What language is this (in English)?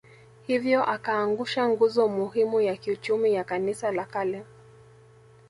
Swahili